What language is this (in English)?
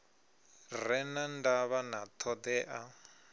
Venda